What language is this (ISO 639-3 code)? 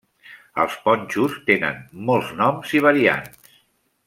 cat